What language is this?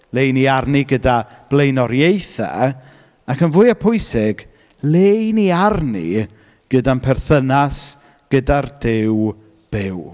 Welsh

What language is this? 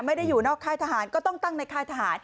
Thai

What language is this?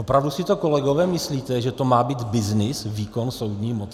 Czech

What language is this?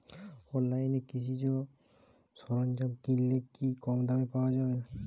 Bangla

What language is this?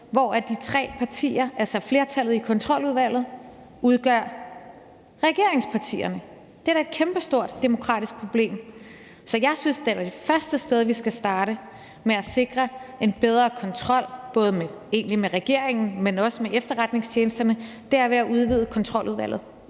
Danish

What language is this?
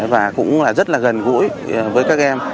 Vietnamese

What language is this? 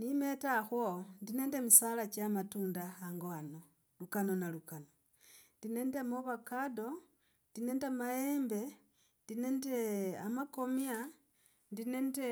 Logooli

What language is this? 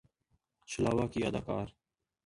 Urdu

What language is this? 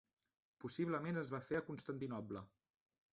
Catalan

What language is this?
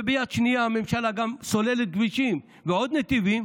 Hebrew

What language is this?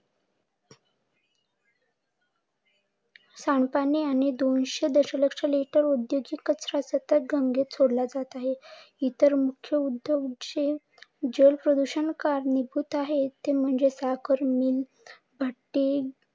Marathi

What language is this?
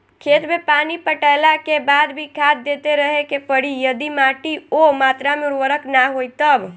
Bhojpuri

